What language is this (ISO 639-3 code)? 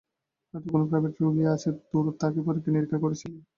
ben